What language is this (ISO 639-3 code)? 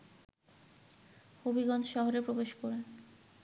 ben